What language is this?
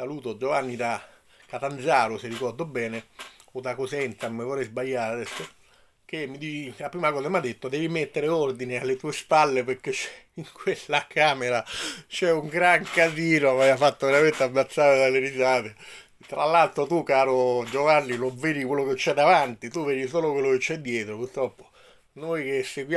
Italian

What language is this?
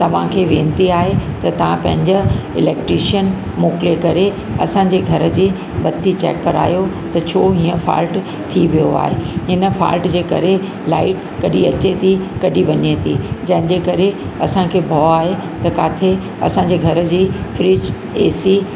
Sindhi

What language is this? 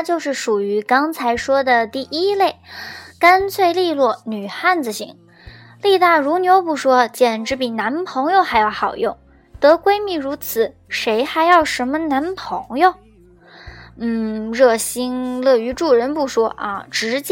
Chinese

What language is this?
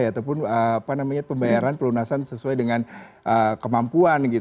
Indonesian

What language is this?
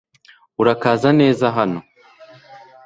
Kinyarwanda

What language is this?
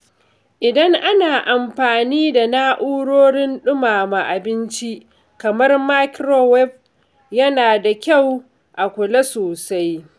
Hausa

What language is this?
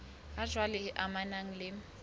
Southern Sotho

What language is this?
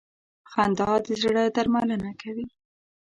Pashto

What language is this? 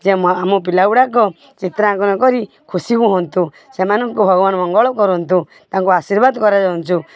Odia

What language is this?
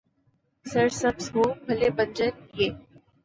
Urdu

